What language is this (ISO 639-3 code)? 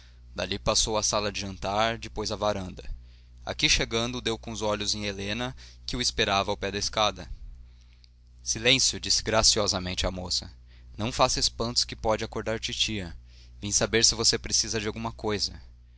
por